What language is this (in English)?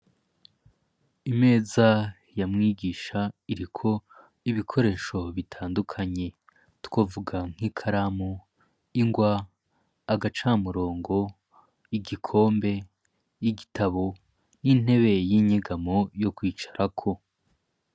Rundi